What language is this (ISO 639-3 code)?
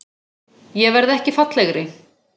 isl